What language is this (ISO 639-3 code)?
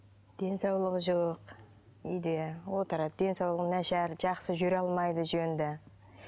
kaz